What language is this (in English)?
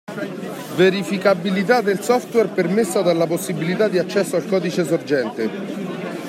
Italian